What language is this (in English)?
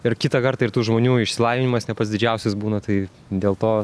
Lithuanian